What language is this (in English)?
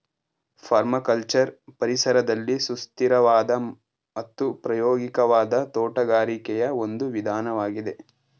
Kannada